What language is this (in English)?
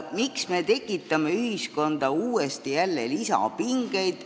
Estonian